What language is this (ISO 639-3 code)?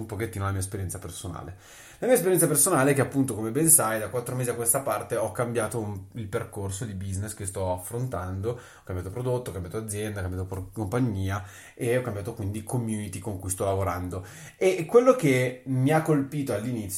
ita